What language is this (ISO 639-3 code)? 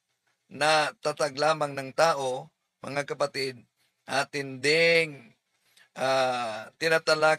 fil